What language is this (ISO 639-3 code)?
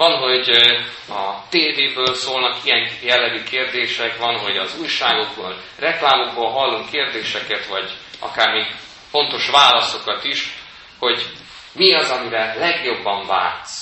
hun